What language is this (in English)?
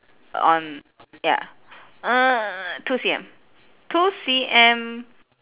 English